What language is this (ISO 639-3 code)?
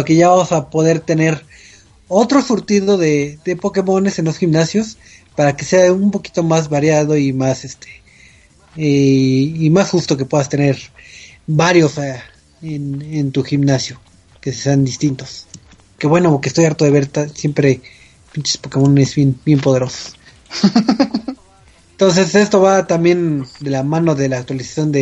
spa